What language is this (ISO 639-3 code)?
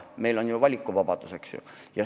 est